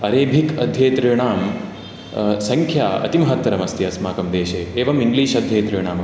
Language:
Sanskrit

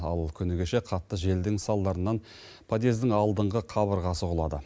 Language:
Kazakh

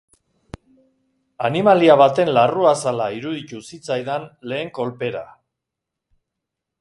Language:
Basque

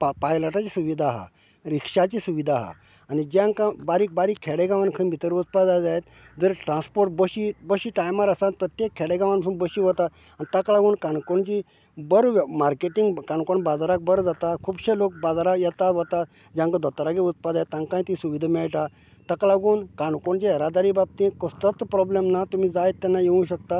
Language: Konkani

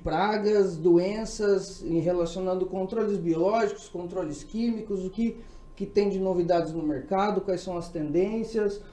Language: Portuguese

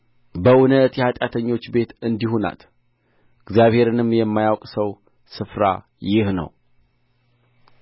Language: Amharic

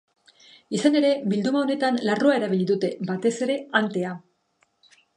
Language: Basque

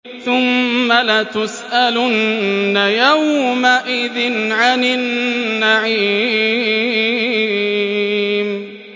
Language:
Arabic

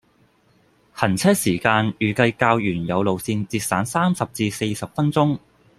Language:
Cantonese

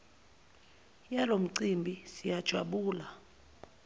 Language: Zulu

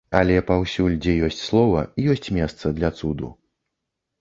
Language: Belarusian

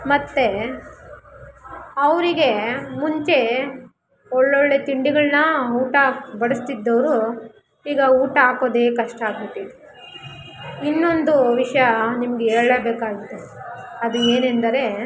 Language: Kannada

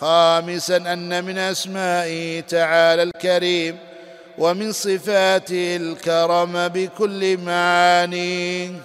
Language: Arabic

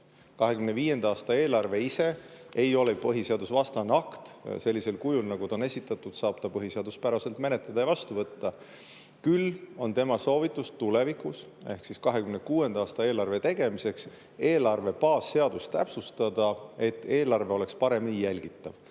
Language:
Estonian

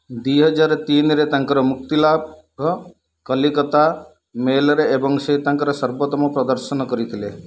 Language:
Odia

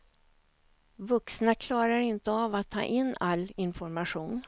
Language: Swedish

